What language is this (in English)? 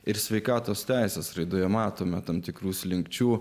Lithuanian